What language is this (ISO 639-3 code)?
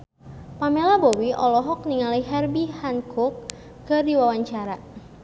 sun